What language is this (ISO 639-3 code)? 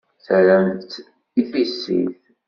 kab